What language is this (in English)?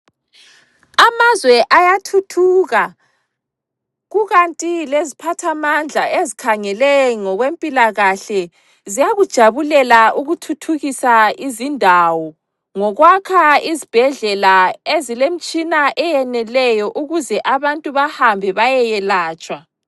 North Ndebele